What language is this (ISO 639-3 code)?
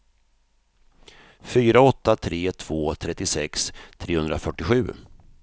swe